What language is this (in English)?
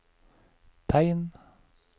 Norwegian